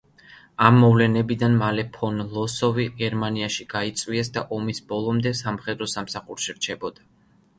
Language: Georgian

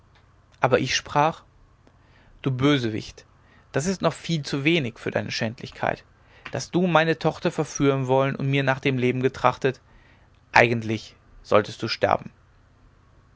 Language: German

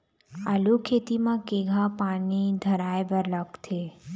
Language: Chhattisgarhi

